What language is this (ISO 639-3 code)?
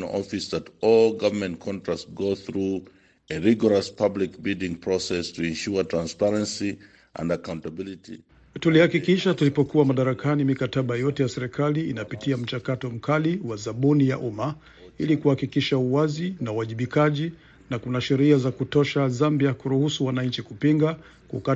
swa